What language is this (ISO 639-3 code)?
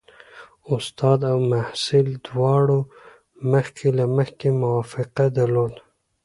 pus